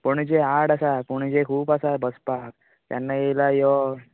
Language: Konkani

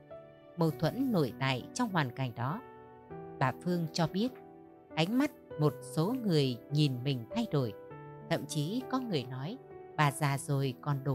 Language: Vietnamese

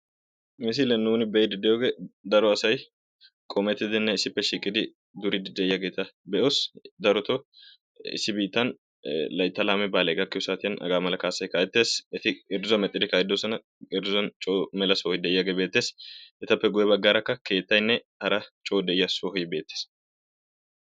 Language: Wolaytta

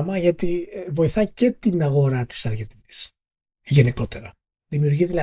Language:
Greek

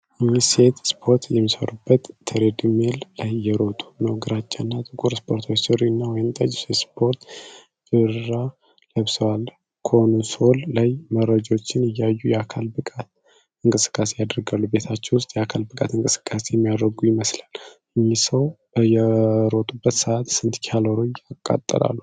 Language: Amharic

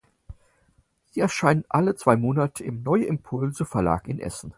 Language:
German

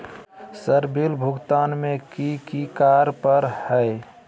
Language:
Magahi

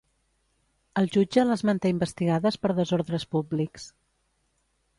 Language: Catalan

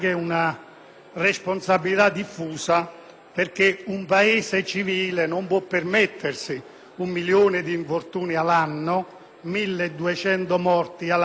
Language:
Italian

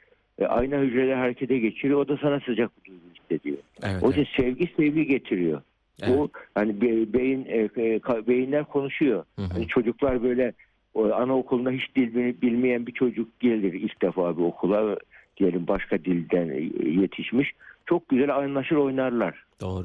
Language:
Turkish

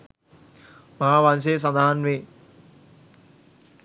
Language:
Sinhala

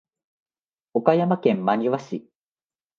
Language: Japanese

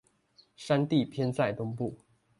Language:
Chinese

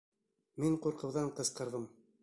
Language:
Bashkir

